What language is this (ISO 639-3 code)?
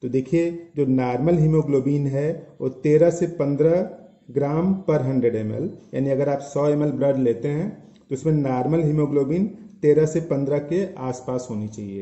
hin